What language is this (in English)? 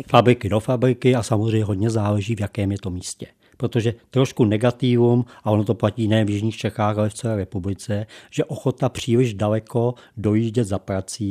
Czech